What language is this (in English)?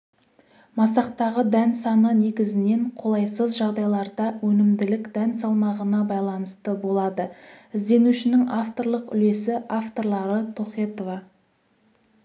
Kazakh